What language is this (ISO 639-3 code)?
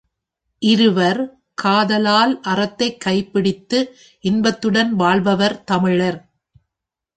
tam